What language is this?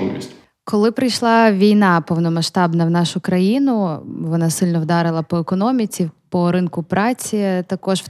Ukrainian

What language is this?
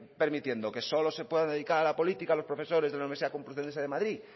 Spanish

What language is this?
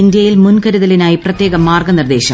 Malayalam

